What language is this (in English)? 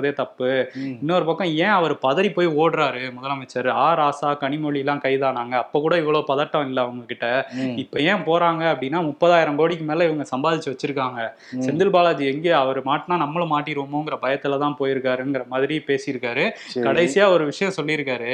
Tamil